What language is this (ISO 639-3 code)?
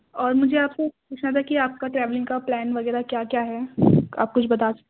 urd